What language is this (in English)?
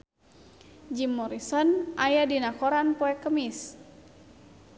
Sundanese